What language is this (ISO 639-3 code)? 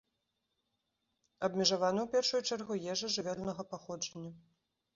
bel